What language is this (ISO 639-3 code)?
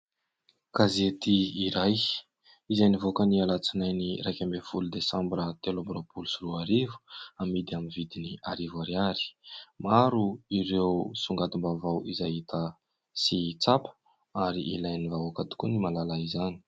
mlg